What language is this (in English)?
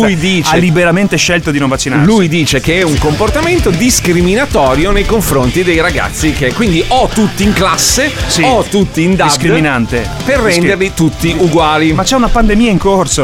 Italian